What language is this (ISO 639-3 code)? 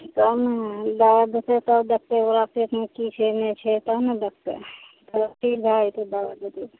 mai